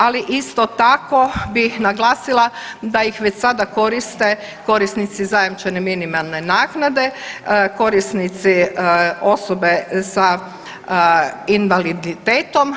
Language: Croatian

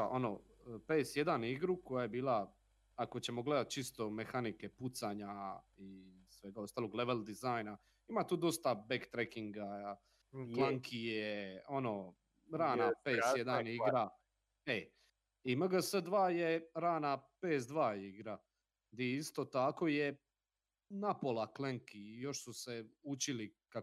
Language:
Croatian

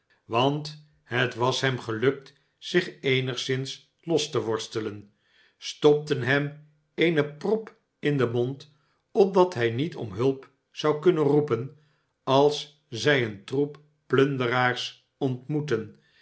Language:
Dutch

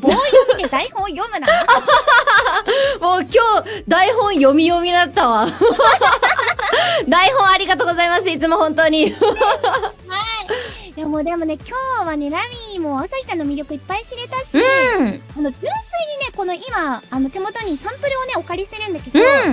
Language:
Japanese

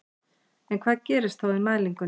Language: Icelandic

